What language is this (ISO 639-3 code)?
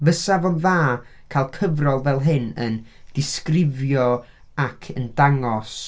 cym